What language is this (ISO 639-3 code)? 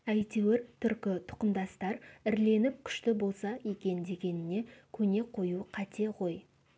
kaz